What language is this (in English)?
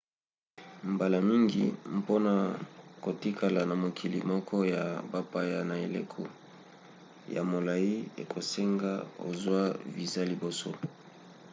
Lingala